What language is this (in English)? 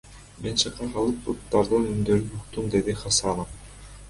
Kyrgyz